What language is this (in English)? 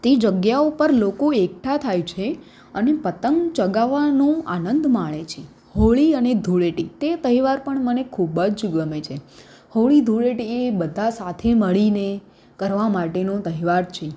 Gujarati